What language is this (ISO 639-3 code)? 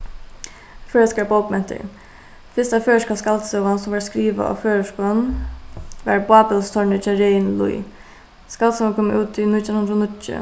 fao